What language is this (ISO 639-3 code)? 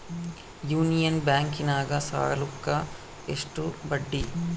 kan